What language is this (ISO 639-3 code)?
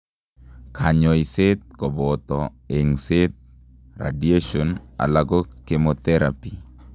kln